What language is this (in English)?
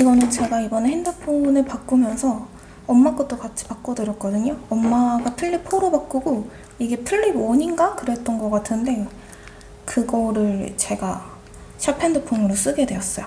Korean